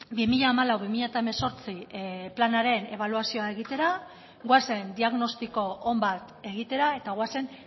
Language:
Basque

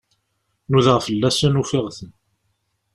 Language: Kabyle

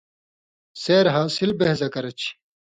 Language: Indus Kohistani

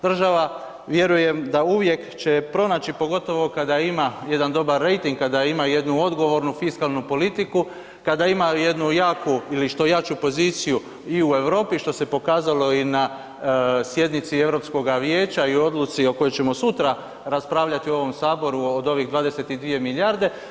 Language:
Croatian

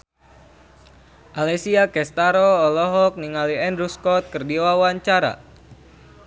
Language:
Sundanese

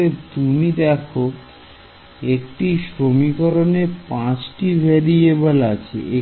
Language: Bangla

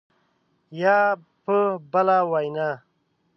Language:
Pashto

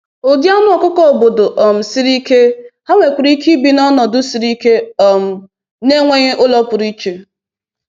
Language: Igbo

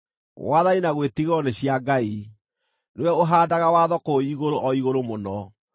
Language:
Kikuyu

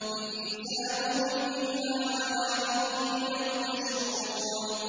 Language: Arabic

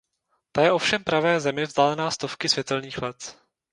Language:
Czech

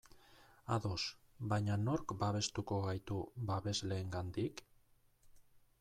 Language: Basque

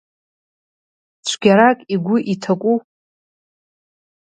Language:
Abkhazian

